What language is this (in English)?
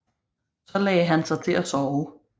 Danish